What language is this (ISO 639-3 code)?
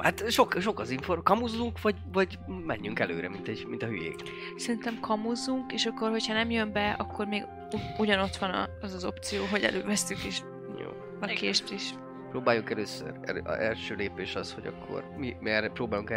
hun